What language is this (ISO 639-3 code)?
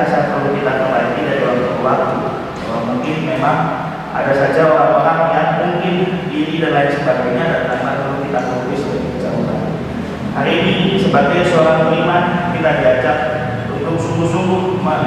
ind